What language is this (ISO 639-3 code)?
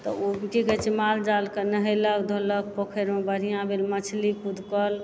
mai